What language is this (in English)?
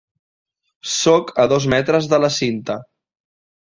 Catalan